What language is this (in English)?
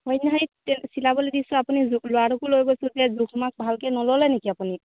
Assamese